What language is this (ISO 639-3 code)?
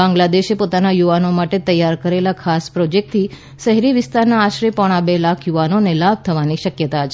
guj